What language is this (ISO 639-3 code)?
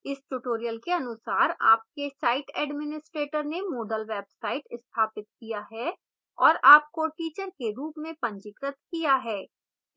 hin